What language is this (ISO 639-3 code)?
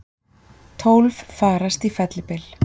isl